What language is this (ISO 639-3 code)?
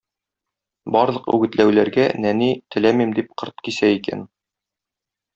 tat